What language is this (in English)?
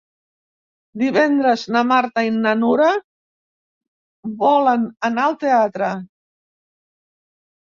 Catalan